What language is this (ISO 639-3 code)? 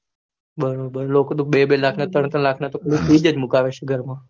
guj